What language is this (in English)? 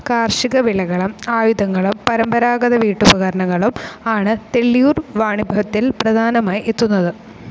Malayalam